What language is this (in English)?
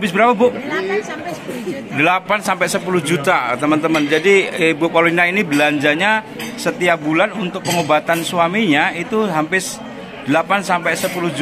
Indonesian